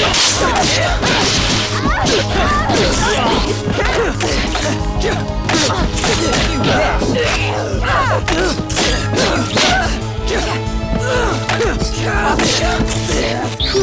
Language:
English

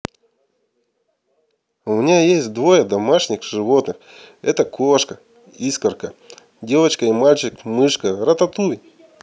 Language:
Russian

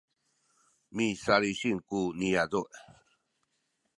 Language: Sakizaya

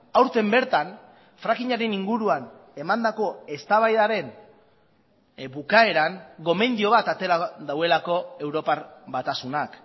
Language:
Basque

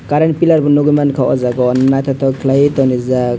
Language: Kok Borok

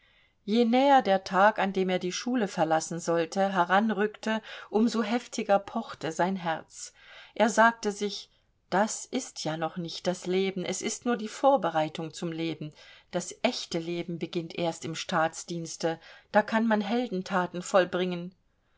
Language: German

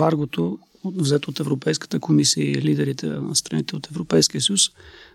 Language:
Bulgarian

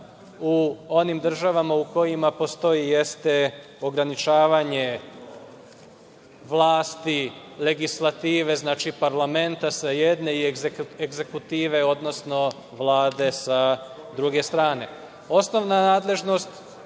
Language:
Serbian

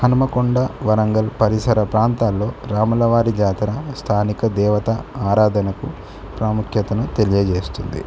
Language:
Telugu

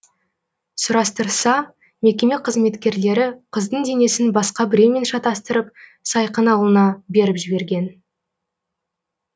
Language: Kazakh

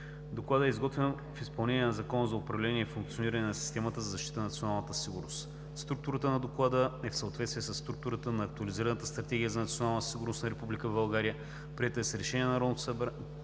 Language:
Bulgarian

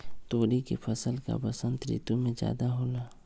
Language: Magahi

